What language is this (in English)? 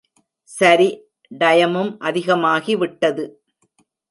Tamil